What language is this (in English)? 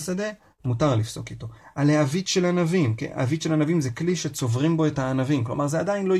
Hebrew